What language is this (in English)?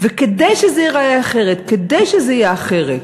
Hebrew